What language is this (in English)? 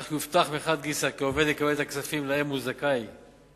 Hebrew